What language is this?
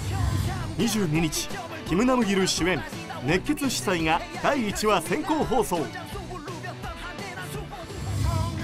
Japanese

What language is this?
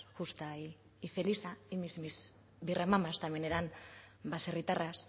Spanish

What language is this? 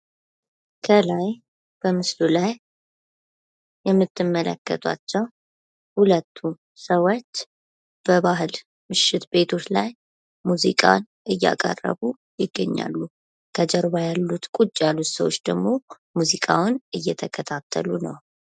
Amharic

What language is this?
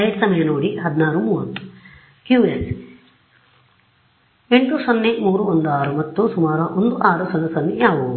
Kannada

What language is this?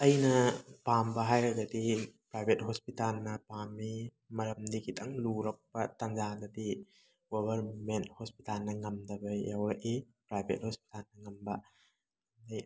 Manipuri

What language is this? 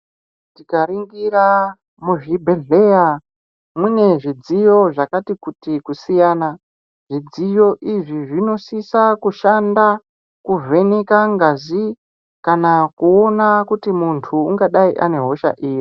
Ndau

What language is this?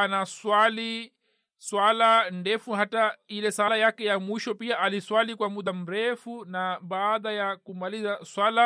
Swahili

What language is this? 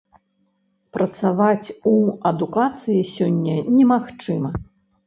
Belarusian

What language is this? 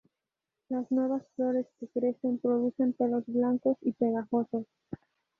Spanish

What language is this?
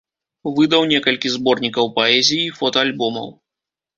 Belarusian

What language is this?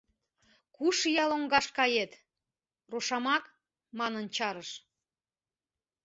Mari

